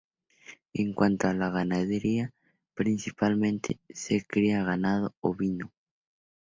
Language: Spanish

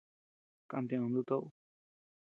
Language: Tepeuxila Cuicatec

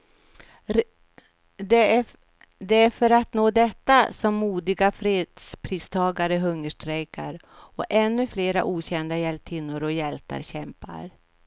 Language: Swedish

